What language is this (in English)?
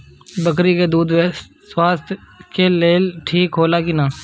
Bhojpuri